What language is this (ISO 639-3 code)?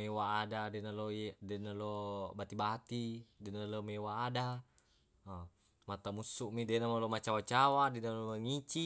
bug